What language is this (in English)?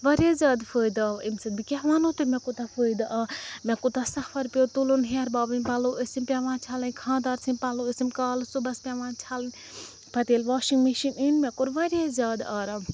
Kashmiri